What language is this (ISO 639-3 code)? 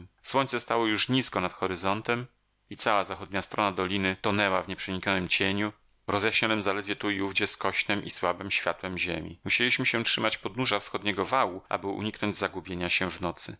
pol